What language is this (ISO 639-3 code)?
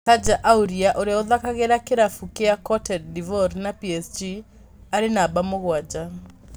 kik